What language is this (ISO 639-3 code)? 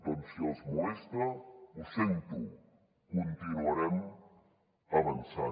cat